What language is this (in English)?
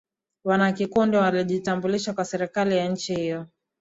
Swahili